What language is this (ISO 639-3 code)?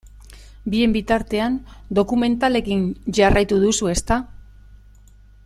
eus